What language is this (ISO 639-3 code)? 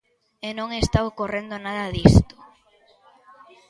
glg